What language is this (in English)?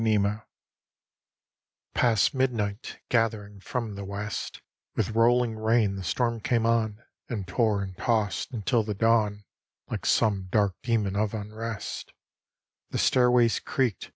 English